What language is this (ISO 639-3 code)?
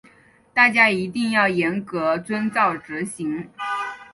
zho